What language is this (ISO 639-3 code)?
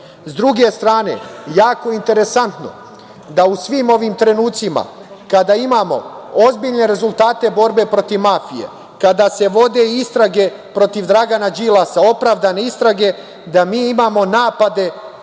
srp